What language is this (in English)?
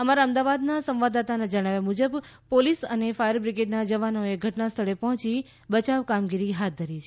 Gujarati